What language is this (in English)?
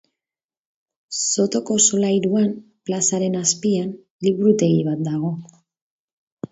Basque